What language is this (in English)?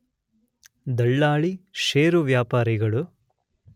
Kannada